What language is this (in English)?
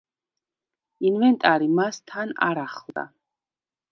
Georgian